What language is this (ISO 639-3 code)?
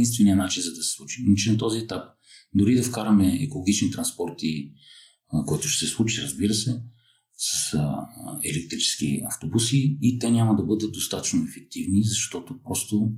bul